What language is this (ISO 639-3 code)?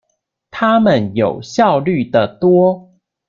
zho